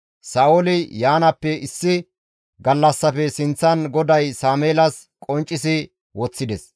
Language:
Gamo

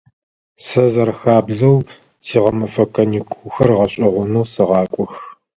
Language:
Adyghe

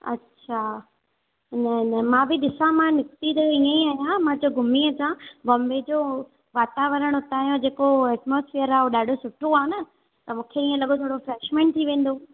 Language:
Sindhi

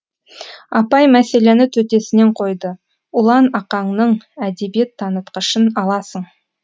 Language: Kazakh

